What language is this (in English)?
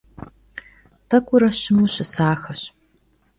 Kabardian